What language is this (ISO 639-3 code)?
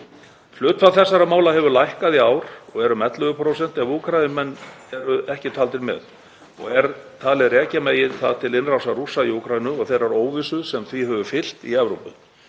isl